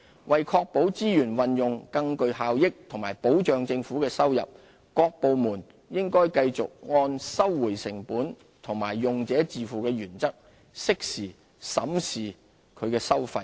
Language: Cantonese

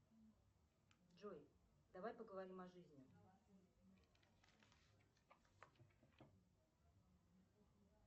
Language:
Russian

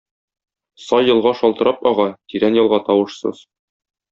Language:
Tatar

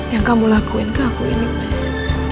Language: Indonesian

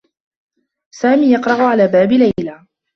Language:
Arabic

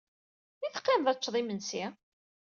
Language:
Kabyle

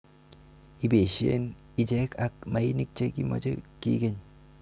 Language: Kalenjin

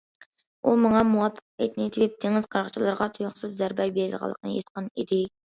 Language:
Uyghur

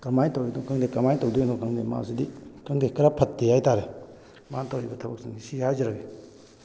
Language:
Manipuri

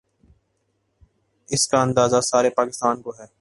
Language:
Urdu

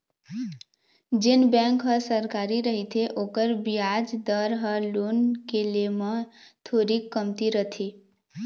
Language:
Chhattisgarhi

